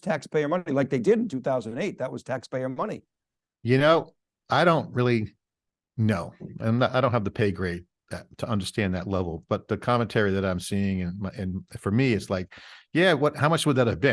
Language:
English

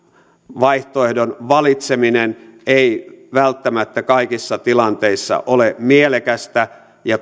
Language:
Finnish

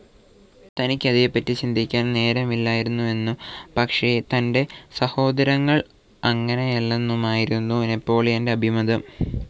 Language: Malayalam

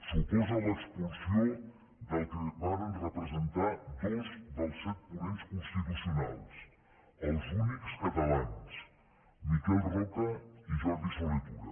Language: Catalan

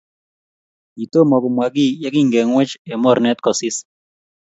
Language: Kalenjin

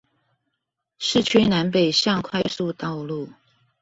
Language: Chinese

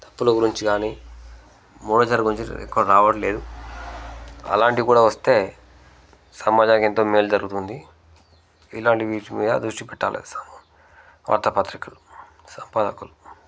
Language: Telugu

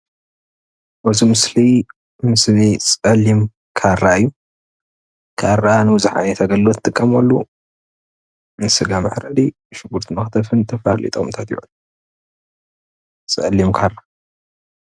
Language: Tigrinya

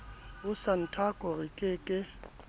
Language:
Southern Sotho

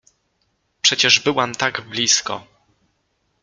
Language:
Polish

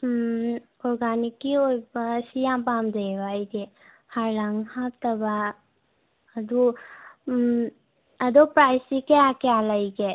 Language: Manipuri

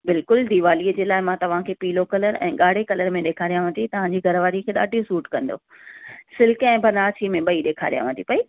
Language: Sindhi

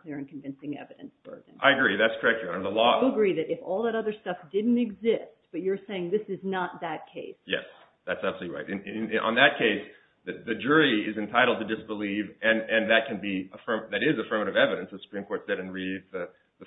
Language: English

